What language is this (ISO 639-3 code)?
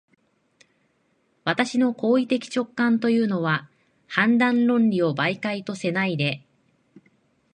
jpn